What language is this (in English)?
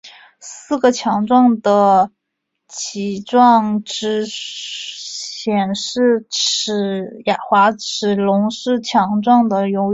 Chinese